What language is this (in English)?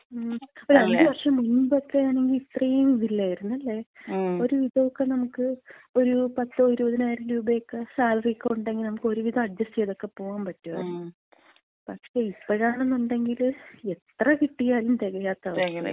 Malayalam